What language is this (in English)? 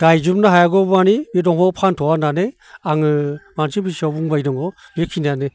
Bodo